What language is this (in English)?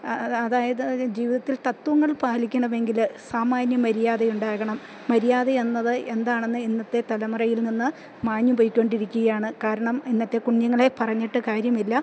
Malayalam